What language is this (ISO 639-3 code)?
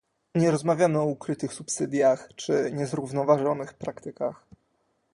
pol